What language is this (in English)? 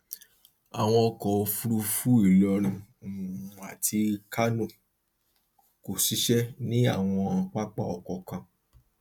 Yoruba